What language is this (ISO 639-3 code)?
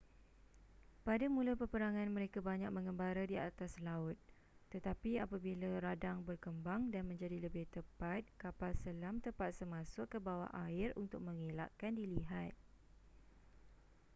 msa